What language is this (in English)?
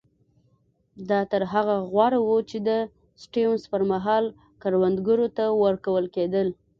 Pashto